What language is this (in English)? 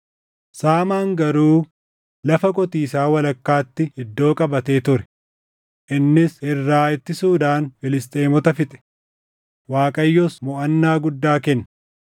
Oromo